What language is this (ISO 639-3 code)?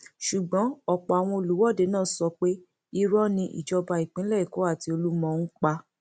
yor